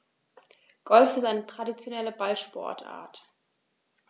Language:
German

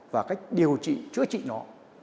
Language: Vietnamese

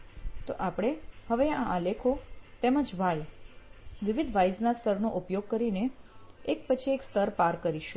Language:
Gujarati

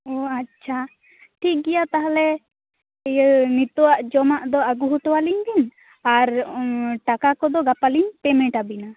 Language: Santali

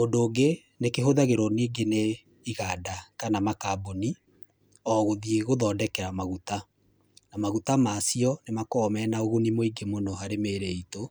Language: Kikuyu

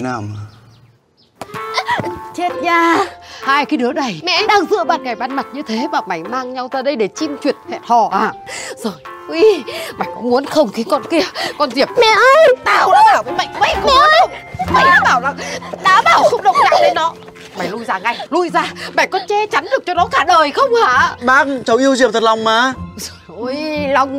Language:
Vietnamese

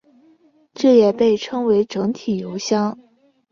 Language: Chinese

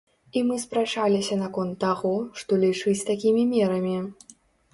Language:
Belarusian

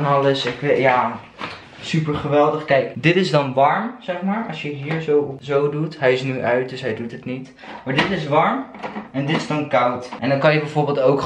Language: Dutch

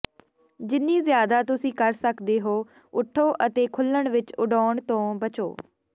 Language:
Punjabi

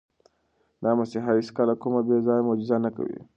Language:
Pashto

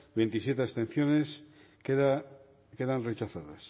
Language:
Basque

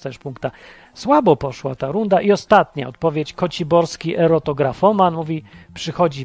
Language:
Polish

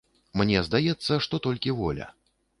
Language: Belarusian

